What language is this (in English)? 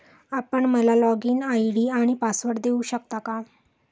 Marathi